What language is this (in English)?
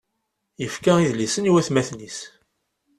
Kabyle